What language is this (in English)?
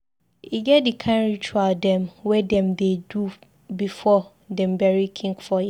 Nigerian Pidgin